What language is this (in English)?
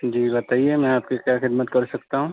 Urdu